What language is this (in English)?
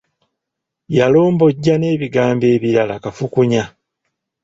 Ganda